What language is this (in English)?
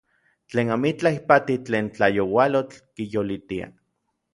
Orizaba Nahuatl